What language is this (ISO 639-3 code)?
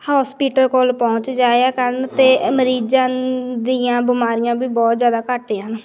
pan